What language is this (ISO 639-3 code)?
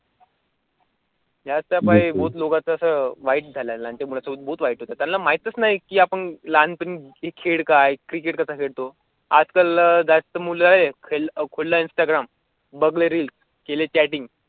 mar